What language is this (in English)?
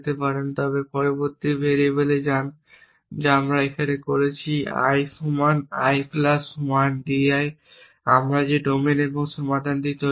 Bangla